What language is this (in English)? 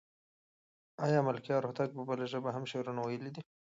Pashto